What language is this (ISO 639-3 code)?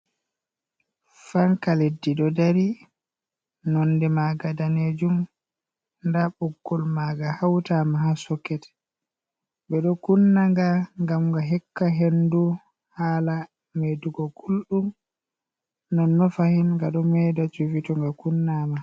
ful